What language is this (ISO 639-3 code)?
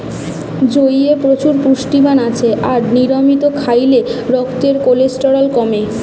ben